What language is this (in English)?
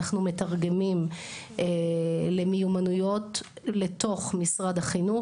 Hebrew